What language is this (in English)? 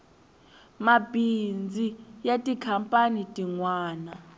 Tsonga